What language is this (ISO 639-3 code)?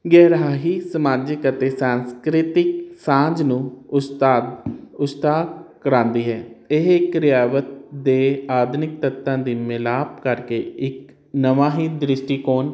pan